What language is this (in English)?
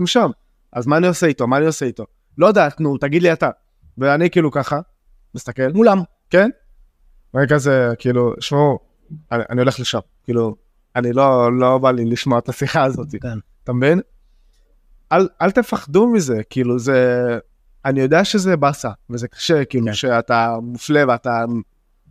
Hebrew